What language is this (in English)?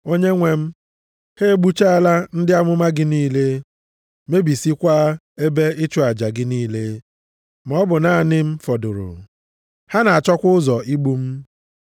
Igbo